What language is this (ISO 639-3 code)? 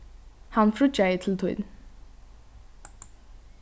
fao